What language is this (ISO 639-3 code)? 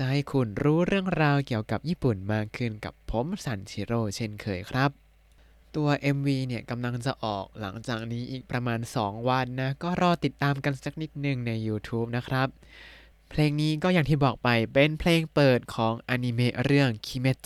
tha